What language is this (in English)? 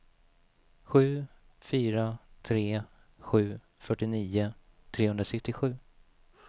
Swedish